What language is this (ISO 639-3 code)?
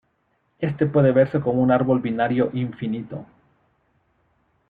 spa